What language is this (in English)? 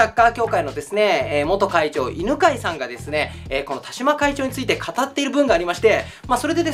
Japanese